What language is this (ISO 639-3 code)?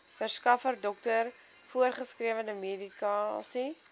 afr